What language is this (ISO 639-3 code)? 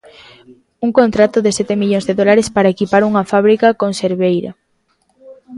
glg